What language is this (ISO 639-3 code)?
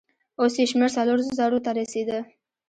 pus